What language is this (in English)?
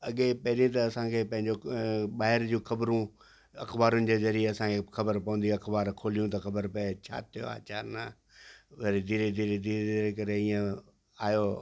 Sindhi